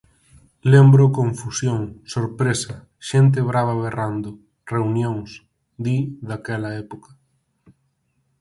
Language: Galician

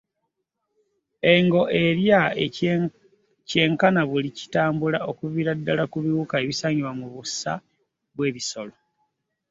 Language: Ganda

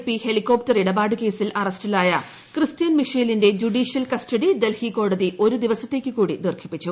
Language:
Malayalam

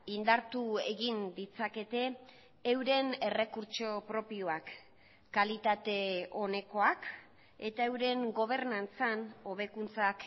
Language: Basque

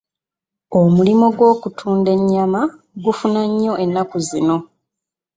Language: Ganda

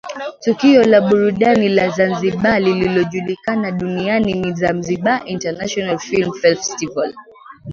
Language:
Swahili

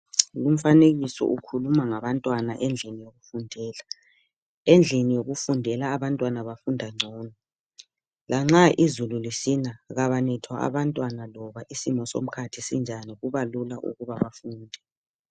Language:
North Ndebele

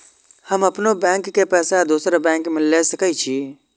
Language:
Maithili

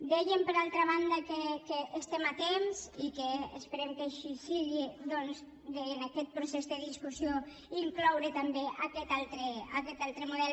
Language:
Catalan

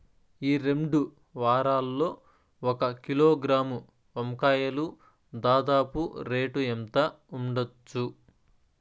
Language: Telugu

